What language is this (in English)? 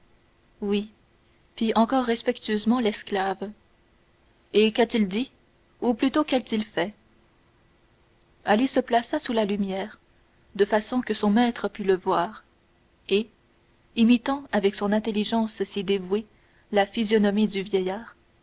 French